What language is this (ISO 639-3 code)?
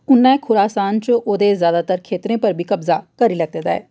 doi